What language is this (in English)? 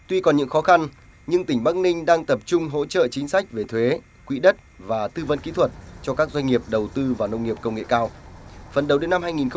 Vietnamese